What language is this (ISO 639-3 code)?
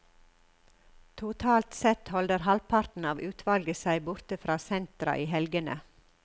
nor